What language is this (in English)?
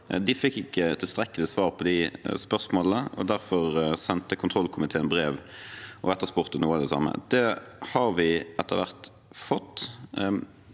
Norwegian